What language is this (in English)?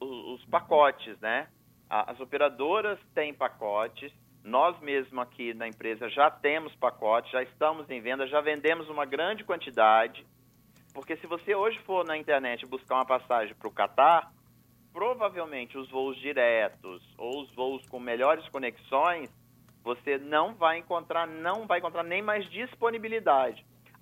Portuguese